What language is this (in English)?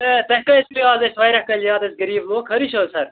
Kashmiri